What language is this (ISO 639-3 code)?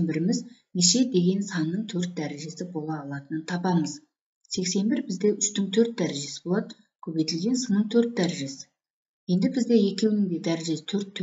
tur